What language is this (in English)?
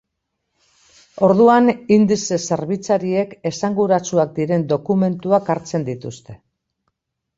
Basque